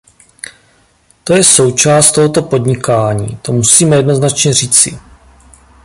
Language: Czech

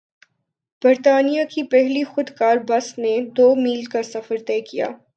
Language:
Urdu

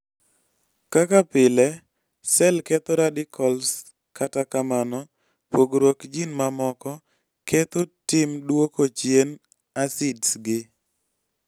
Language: Luo (Kenya and Tanzania)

